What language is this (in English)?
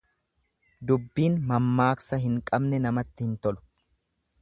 Oromo